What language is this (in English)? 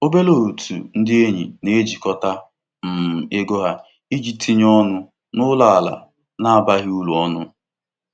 Igbo